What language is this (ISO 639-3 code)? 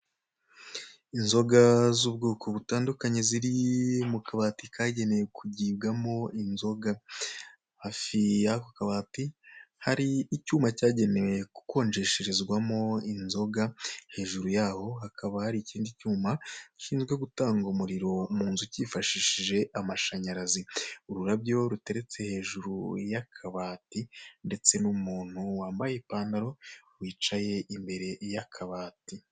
kin